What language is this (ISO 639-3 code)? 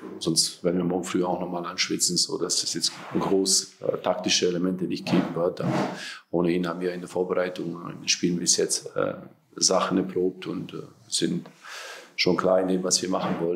deu